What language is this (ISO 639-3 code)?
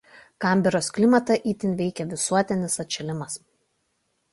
lit